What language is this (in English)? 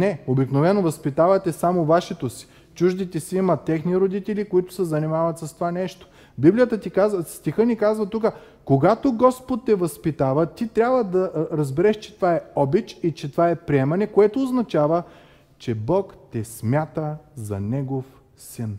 Bulgarian